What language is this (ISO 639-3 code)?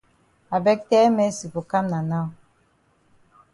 wes